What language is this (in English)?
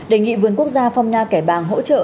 Vietnamese